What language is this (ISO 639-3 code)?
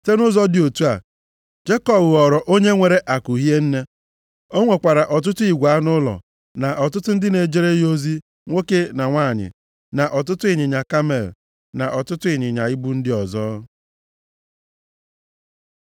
ibo